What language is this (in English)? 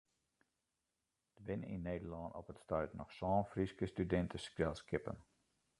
Western Frisian